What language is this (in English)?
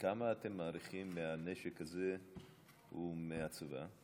Hebrew